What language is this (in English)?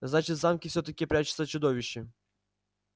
Russian